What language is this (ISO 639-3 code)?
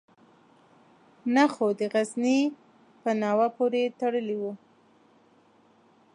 pus